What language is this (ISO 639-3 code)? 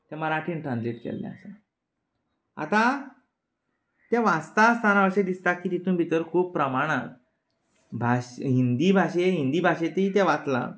kok